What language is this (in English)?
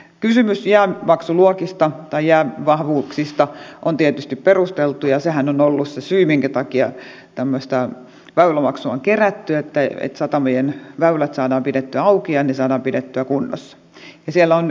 Finnish